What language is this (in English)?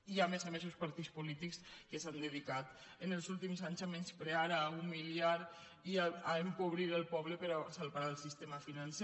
Catalan